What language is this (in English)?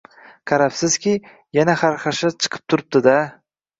Uzbek